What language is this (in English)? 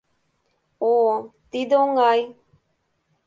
Mari